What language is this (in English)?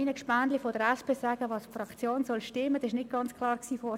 Swiss German